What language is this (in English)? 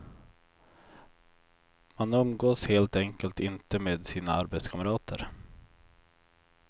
Swedish